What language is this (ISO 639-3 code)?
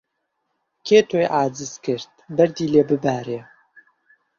ckb